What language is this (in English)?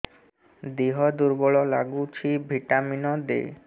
Odia